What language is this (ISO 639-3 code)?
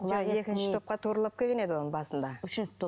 kaz